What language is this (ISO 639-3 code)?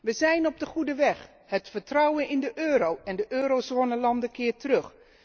nld